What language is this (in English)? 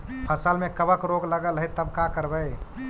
Magahi